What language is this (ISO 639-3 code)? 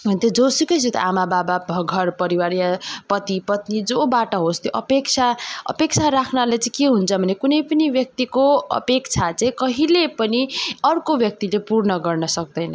nep